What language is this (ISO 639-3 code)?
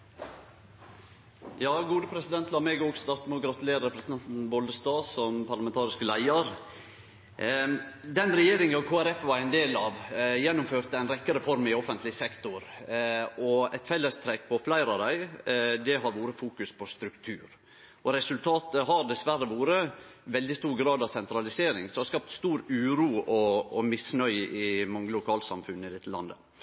nor